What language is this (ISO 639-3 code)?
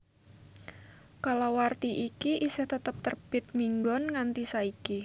jav